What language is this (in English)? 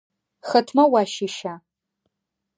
Adyghe